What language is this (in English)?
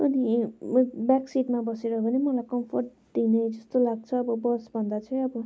Nepali